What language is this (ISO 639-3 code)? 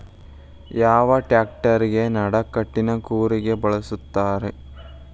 kan